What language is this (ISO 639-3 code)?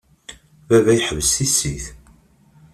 kab